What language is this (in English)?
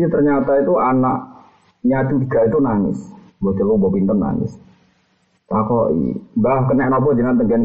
Malay